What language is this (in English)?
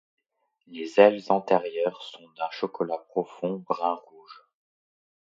French